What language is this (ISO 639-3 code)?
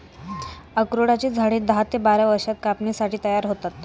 mar